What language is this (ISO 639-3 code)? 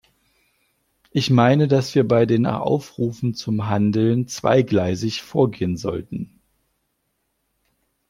deu